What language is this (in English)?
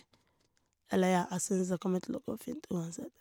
Norwegian